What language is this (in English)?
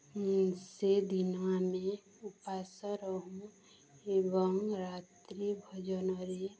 Odia